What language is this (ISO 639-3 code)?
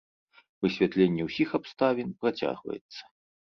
bel